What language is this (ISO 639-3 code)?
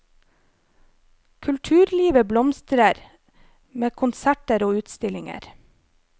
nor